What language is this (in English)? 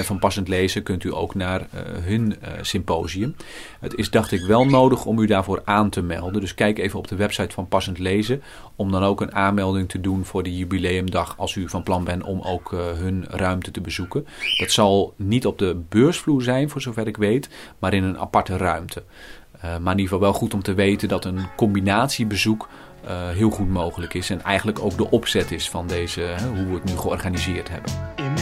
Dutch